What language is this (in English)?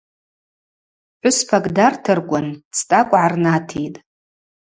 Abaza